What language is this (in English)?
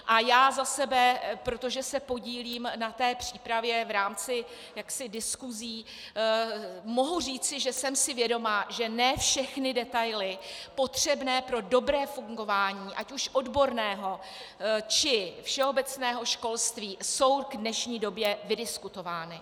Czech